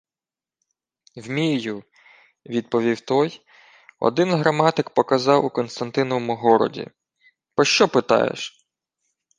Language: Ukrainian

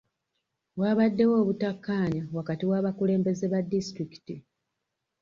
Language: Ganda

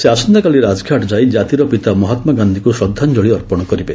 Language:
Odia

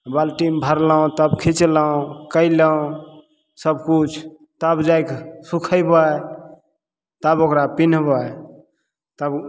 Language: Maithili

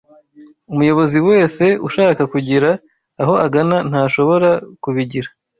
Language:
Kinyarwanda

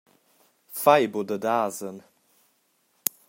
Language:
Romansh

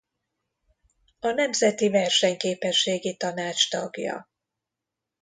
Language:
Hungarian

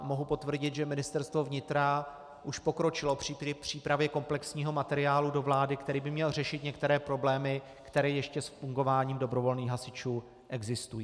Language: Czech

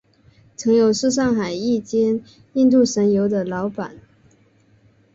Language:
Chinese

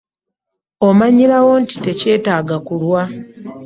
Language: Ganda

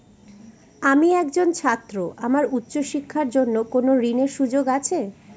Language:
Bangla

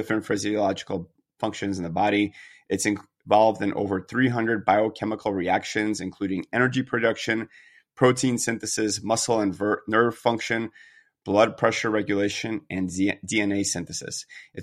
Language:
English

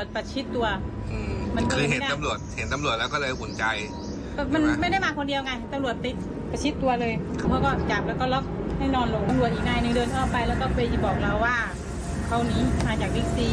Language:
Thai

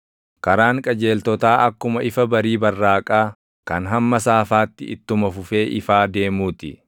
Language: Oromo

